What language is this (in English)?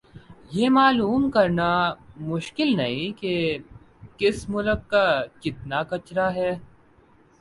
Urdu